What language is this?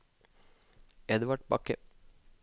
Norwegian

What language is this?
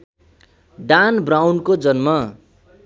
Nepali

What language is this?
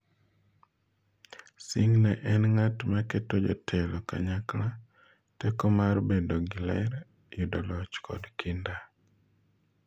Luo (Kenya and Tanzania)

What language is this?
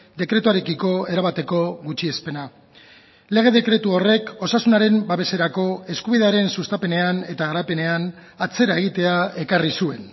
Basque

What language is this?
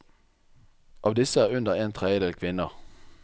Norwegian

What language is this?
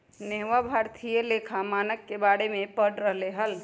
Magahi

